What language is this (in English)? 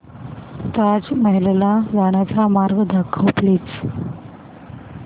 Marathi